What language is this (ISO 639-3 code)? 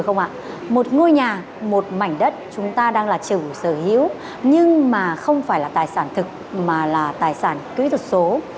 vie